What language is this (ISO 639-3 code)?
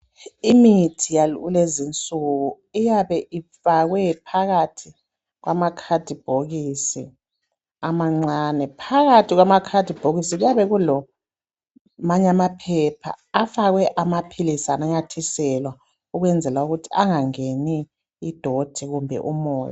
nde